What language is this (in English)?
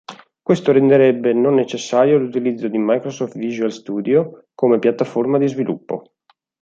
Italian